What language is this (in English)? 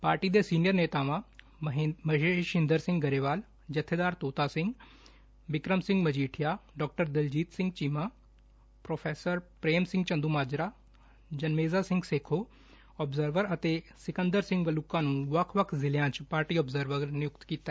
Punjabi